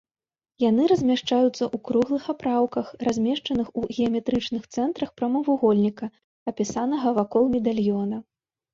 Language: Belarusian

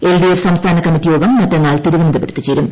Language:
Malayalam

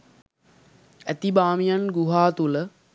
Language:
Sinhala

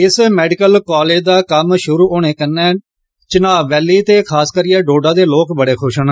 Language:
Dogri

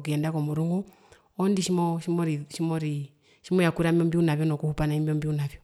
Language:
Herero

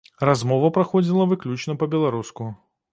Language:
Belarusian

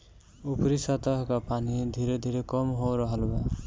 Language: Bhojpuri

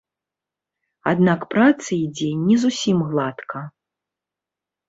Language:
Belarusian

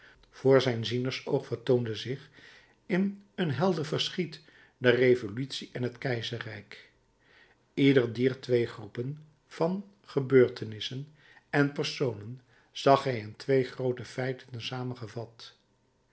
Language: Dutch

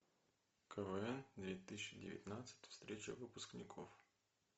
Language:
Russian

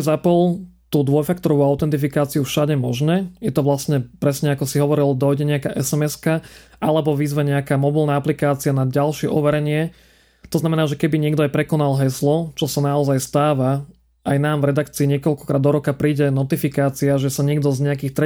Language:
Slovak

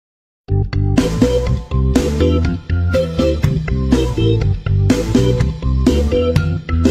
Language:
Vietnamese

